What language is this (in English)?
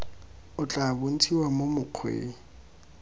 Tswana